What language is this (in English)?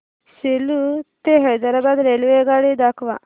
Marathi